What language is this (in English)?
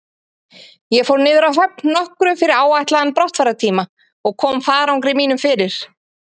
Icelandic